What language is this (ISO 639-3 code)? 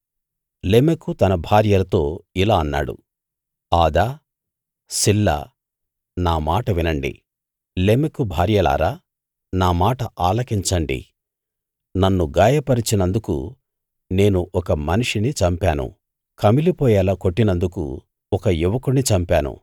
tel